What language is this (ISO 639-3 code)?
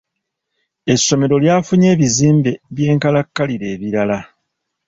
lug